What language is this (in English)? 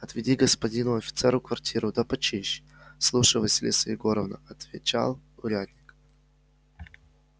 Russian